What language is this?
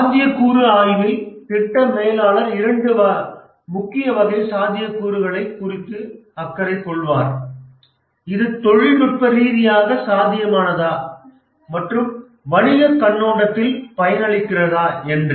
Tamil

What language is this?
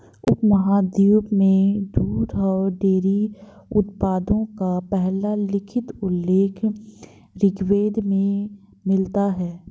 Hindi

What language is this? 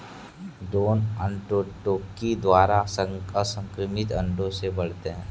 Hindi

